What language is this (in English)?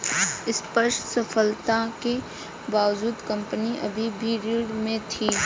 Hindi